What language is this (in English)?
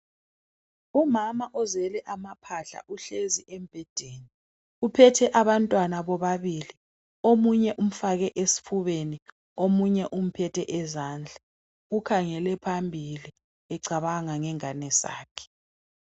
North Ndebele